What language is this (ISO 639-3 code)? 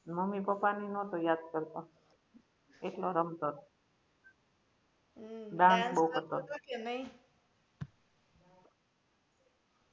guj